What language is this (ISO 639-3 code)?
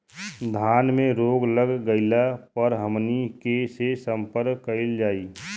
bho